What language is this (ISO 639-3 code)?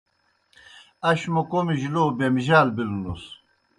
plk